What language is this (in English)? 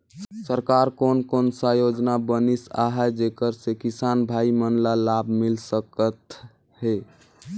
Chhattisgarhi